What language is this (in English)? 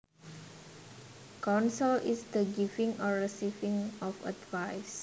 Javanese